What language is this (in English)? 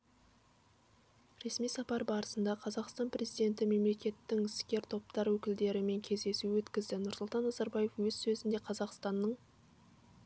Kazakh